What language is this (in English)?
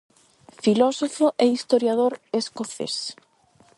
Galician